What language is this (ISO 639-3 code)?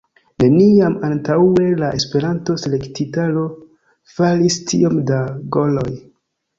epo